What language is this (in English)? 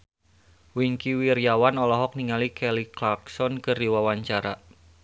Sundanese